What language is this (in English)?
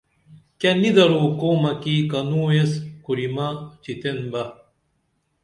Dameli